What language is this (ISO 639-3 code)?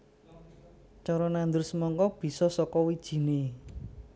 jav